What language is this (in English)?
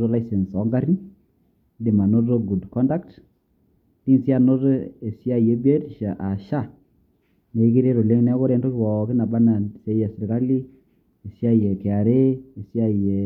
Masai